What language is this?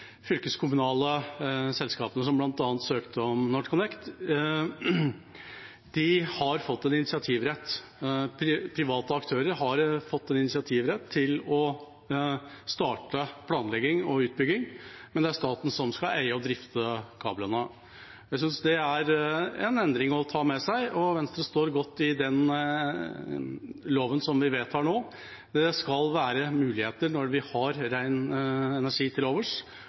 Norwegian Bokmål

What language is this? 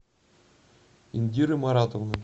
Russian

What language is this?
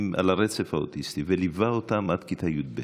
Hebrew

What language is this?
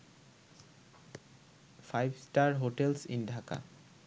Bangla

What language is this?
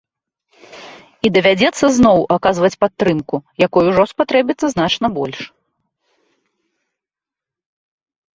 Belarusian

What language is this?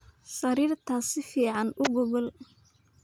Somali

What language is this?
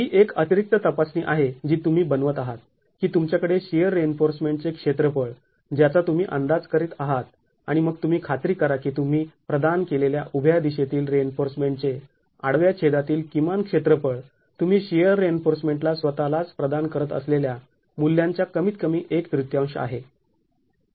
Marathi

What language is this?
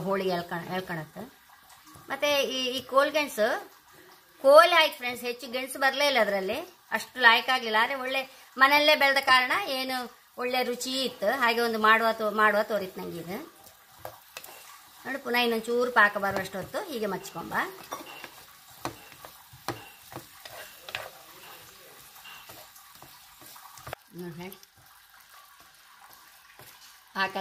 Kannada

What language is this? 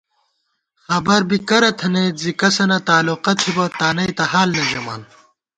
Gawar-Bati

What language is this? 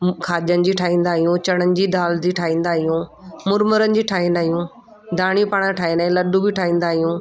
Sindhi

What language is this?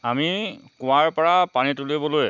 Assamese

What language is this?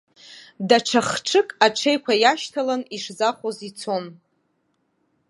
Abkhazian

